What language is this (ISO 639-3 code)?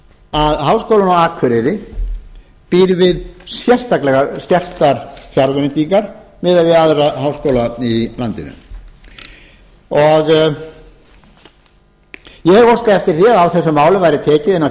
isl